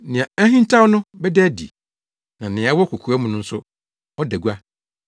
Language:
Akan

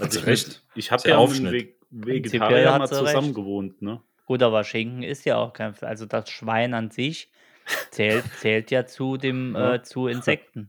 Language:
German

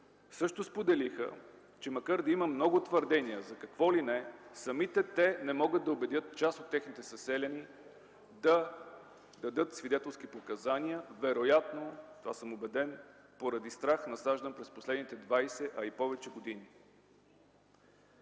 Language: Bulgarian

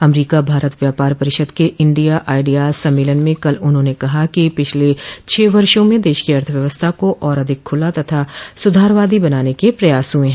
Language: Hindi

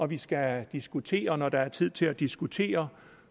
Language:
Danish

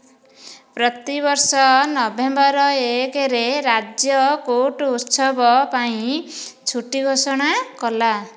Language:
Odia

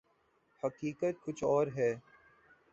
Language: Urdu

